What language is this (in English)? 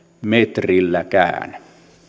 Finnish